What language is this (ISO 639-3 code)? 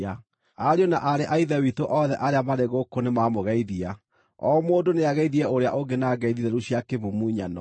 kik